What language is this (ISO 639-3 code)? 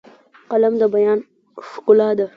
pus